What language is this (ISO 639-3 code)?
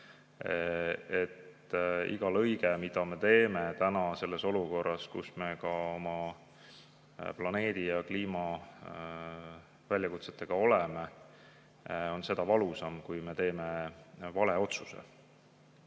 est